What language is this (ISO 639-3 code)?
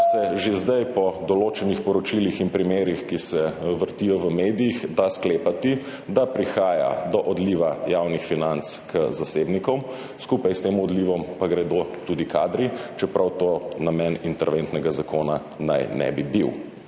slv